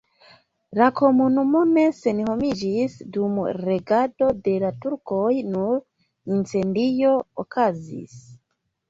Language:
Esperanto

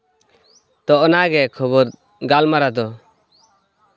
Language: Santali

